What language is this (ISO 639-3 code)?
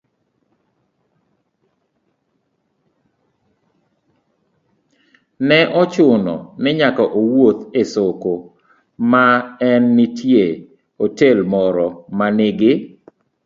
luo